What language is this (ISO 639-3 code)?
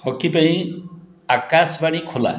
ori